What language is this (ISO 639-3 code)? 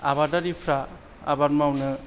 brx